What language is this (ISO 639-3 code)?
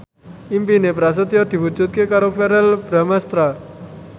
jav